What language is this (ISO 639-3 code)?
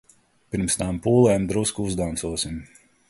lav